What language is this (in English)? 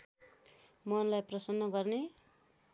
Nepali